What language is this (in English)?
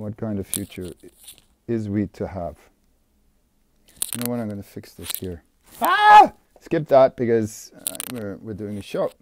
English